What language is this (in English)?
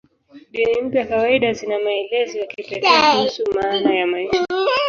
Swahili